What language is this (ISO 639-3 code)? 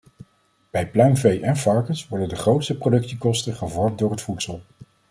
nld